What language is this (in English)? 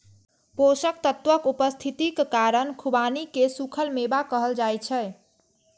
Maithili